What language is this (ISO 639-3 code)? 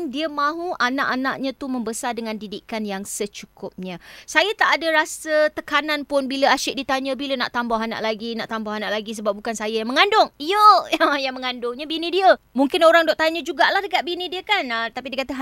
msa